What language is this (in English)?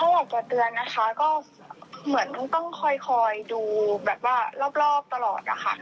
Thai